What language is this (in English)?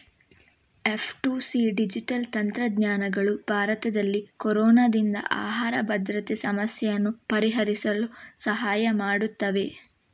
Kannada